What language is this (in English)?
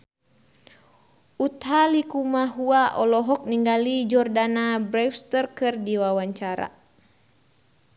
Sundanese